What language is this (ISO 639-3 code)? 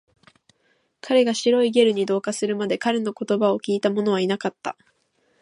jpn